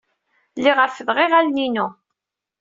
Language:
Kabyle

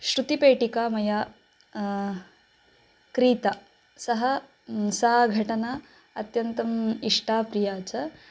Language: Sanskrit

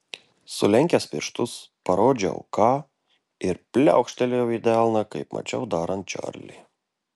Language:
Lithuanian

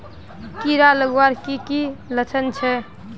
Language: Magahi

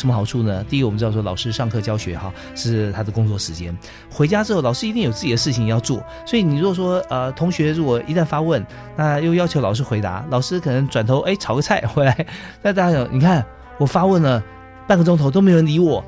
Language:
Chinese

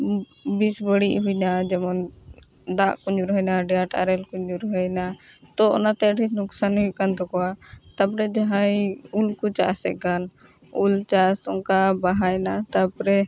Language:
Santali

